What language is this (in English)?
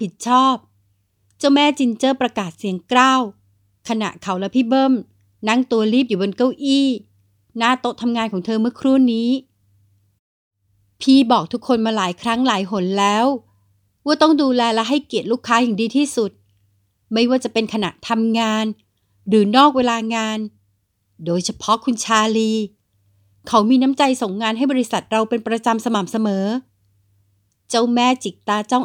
Thai